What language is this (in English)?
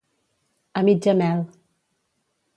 Catalan